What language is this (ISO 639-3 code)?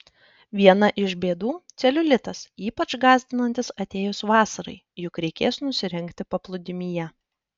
lit